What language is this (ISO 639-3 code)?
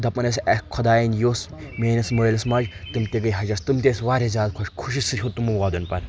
kas